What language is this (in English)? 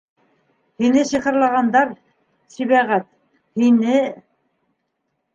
Bashkir